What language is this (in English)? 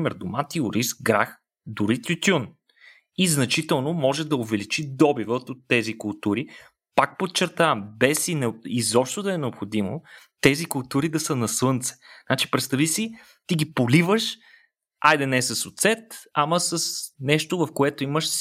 Bulgarian